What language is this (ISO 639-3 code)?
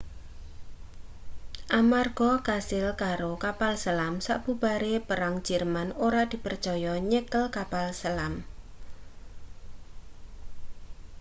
jav